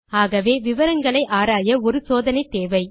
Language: Tamil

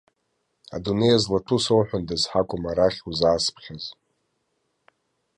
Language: Abkhazian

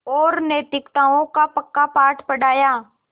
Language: Hindi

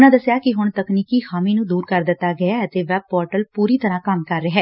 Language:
Punjabi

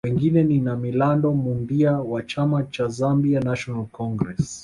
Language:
Swahili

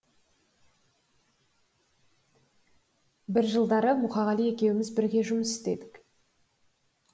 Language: Kazakh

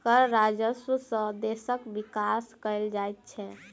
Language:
Maithili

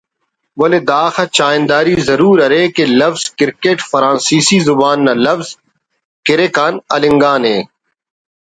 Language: Brahui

